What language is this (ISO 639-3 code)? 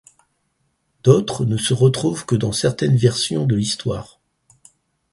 fra